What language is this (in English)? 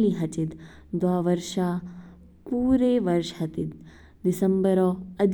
Kinnauri